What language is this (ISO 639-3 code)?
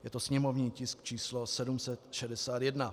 ces